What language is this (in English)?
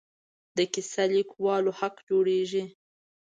Pashto